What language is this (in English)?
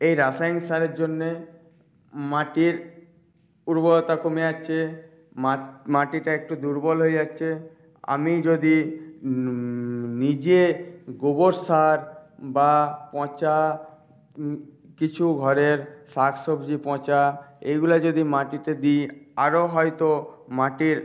Bangla